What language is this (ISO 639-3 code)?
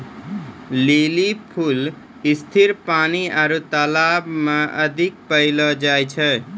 mai